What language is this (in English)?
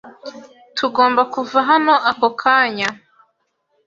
Kinyarwanda